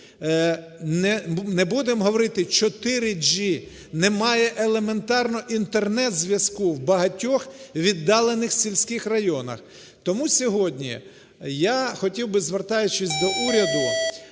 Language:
Ukrainian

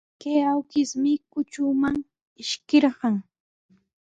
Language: Sihuas Ancash Quechua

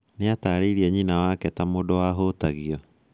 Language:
Kikuyu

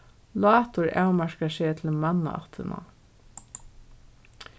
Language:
Faroese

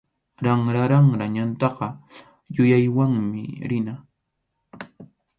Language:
Arequipa-La Unión Quechua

